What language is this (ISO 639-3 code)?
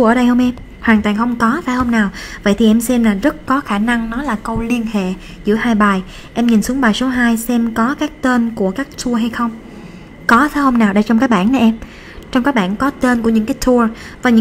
vie